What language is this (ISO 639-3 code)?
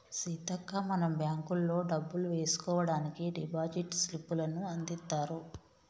tel